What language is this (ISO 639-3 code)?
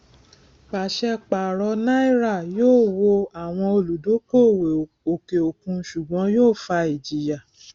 yor